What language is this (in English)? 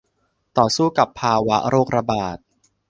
Thai